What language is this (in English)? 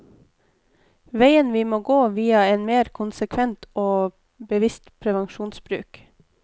Norwegian